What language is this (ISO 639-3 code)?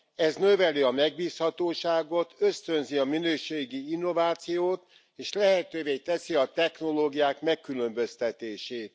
hun